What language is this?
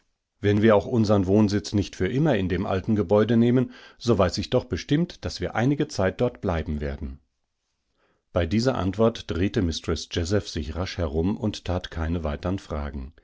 German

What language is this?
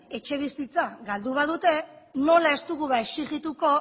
Basque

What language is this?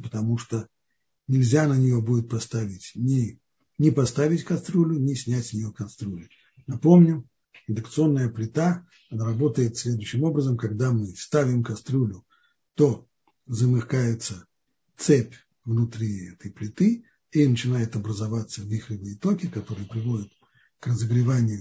Russian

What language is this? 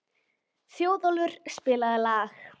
Icelandic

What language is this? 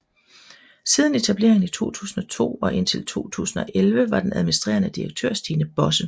Danish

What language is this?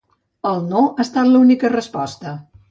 Catalan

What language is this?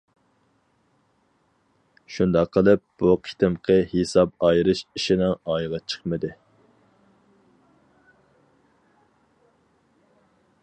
Uyghur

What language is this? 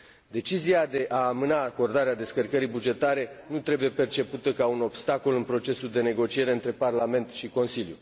Romanian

